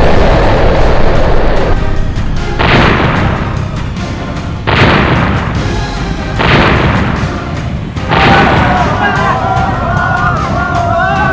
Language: Indonesian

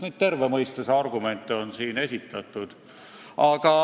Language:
Estonian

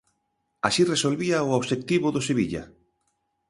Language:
Galician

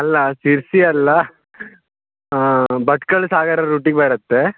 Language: Kannada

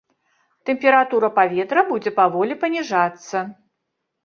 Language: Belarusian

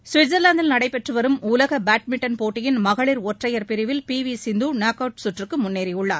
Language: Tamil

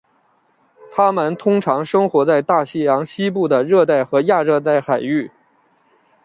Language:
Chinese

